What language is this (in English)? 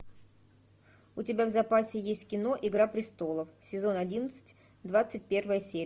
Russian